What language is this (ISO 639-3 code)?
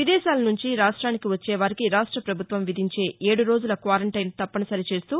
tel